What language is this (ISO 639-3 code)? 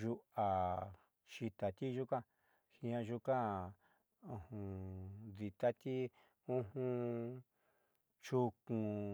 mxy